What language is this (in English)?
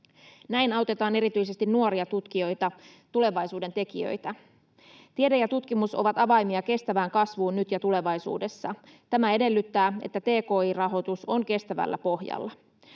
Finnish